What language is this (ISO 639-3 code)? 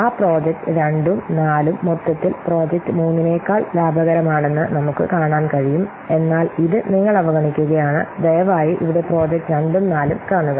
mal